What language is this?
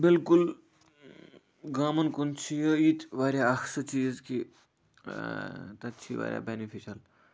Kashmiri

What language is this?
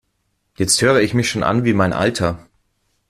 German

